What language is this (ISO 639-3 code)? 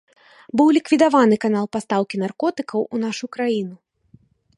bel